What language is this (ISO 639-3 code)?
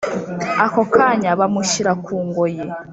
kin